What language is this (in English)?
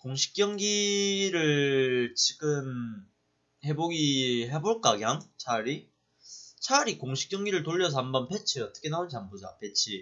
Korean